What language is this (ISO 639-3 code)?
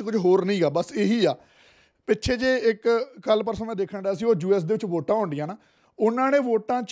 pan